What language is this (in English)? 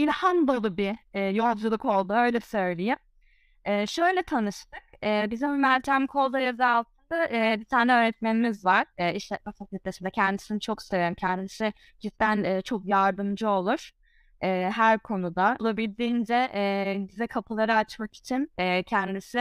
Turkish